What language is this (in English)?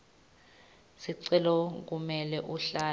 Swati